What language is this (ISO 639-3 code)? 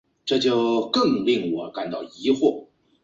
zho